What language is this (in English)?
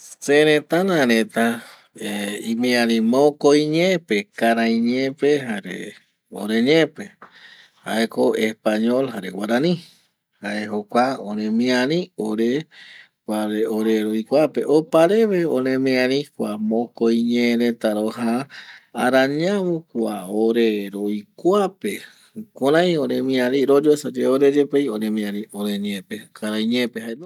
Eastern Bolivian Guaraní